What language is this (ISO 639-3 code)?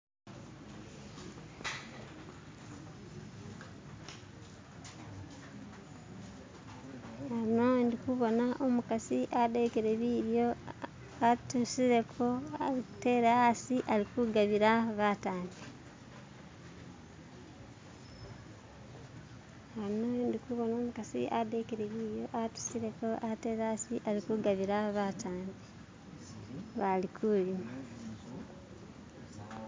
myx